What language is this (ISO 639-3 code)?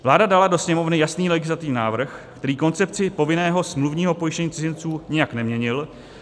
ces